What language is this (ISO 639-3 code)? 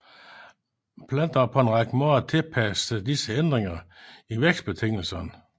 dan